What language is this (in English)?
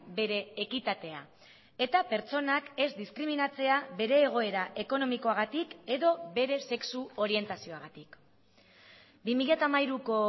Basque